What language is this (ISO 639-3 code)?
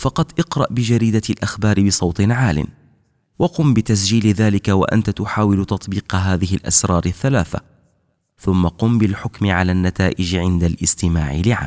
ara